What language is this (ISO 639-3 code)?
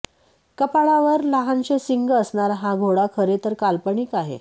mar